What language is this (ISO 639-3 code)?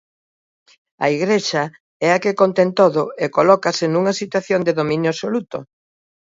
glg